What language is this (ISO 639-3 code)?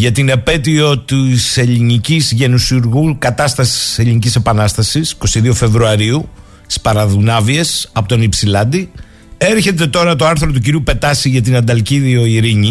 ell